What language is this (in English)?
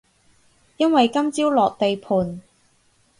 Cantonese